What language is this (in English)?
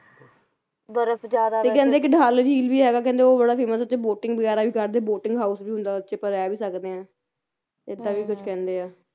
Punjabi